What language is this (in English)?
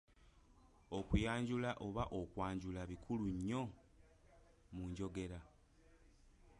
Ganda